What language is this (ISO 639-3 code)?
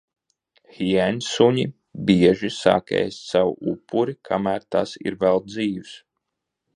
lav